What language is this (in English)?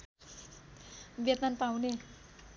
Nepali